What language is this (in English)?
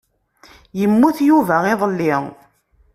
Kabyle